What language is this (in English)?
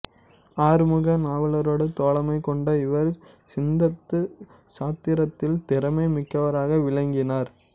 Tamil